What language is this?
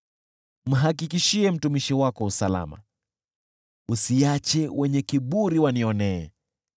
Swahili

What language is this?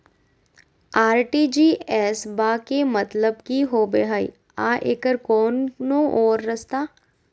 Magahi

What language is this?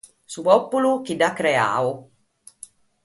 Sardinian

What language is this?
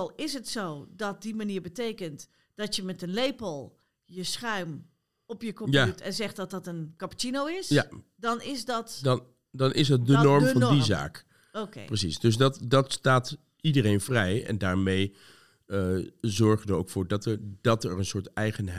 Dutch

